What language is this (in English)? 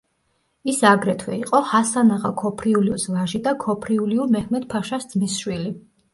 Georgian